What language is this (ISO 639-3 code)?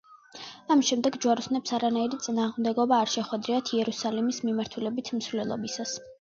kat